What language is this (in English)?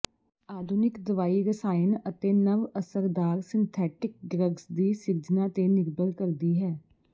Punjabi